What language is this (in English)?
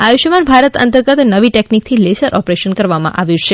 Gujarati